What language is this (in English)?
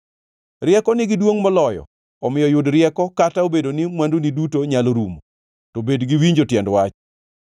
Luo (Kenya and Tanzania)